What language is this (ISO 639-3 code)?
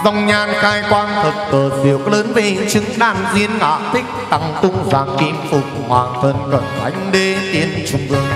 vie